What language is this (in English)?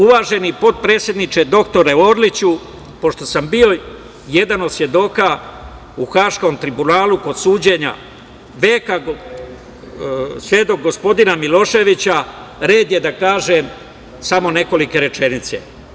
Serbian